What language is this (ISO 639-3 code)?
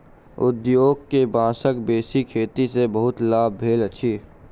mai